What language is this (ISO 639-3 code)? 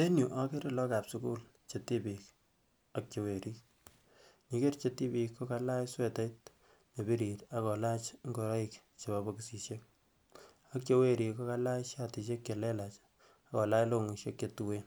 kln